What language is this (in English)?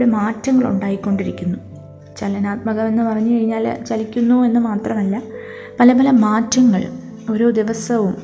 Malayalam